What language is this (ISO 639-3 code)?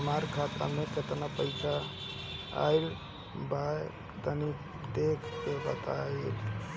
bho